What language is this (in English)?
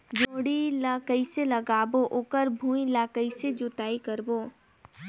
Chhattisgarhi